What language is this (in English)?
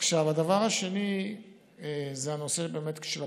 Hebrew